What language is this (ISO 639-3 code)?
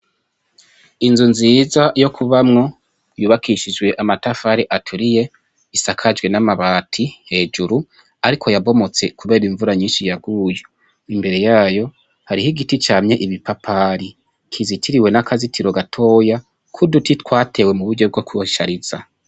run